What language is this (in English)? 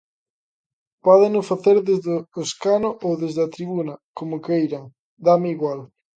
Galician